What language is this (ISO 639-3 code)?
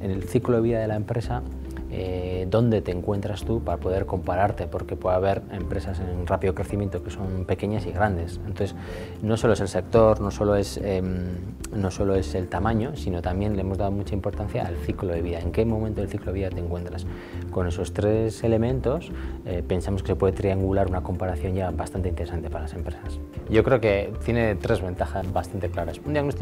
spa